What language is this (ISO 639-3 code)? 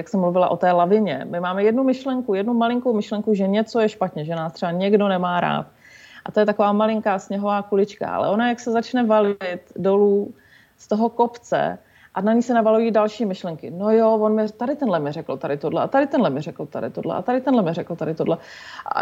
ces